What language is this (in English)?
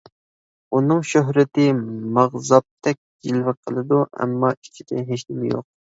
Uyghur